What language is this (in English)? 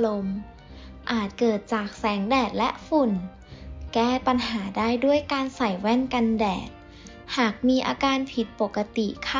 Thai